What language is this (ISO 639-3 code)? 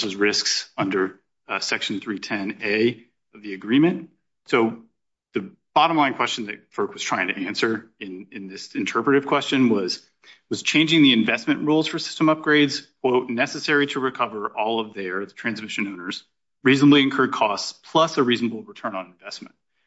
eng